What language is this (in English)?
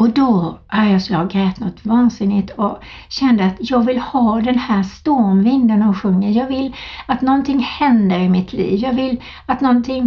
Swedish